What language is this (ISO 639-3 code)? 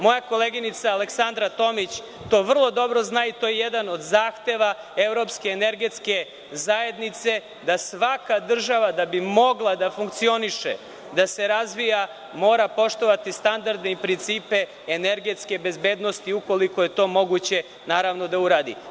srp